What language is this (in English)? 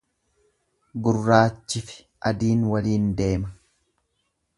Oromo